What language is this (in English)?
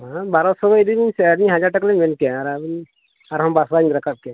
Santali